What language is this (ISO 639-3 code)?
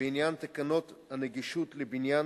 heb